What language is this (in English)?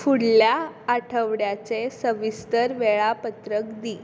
Konkani